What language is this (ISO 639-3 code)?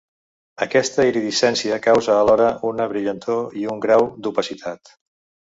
cat